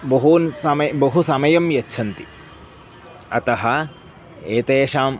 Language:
Sanskrit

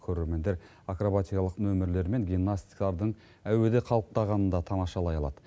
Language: Kazakh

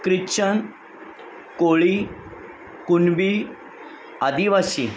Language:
Marathi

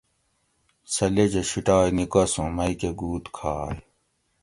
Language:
Gawri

